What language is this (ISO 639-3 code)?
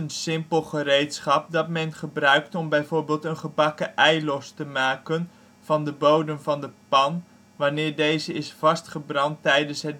nld